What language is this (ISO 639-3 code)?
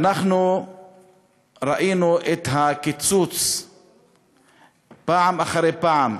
heb